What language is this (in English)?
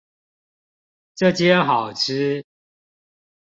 Chinese